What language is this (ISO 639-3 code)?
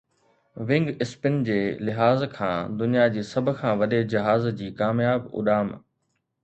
snd